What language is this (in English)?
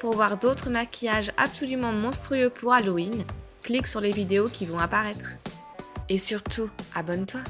French